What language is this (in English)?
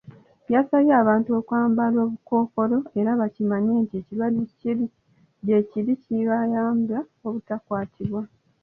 Ganda